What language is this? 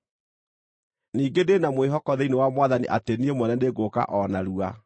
Kikuyu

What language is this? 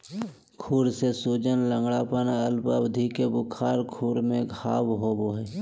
Magahi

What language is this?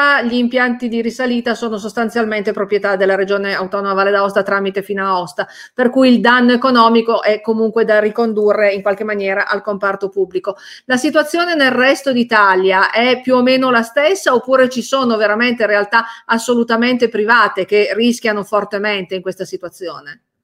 Italian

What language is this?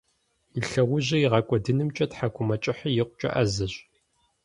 Kabardian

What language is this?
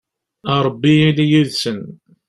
Kabyle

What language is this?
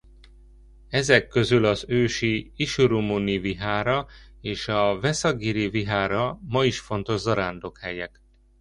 Hungarian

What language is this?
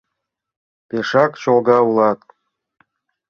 Mari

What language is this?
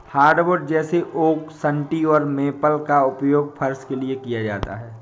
Hindi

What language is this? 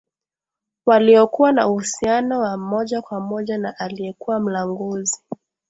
Swahili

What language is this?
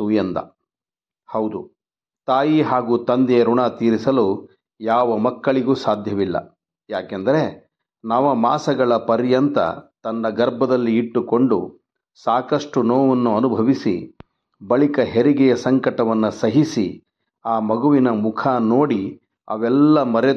Kannada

